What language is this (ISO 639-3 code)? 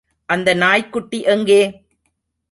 tam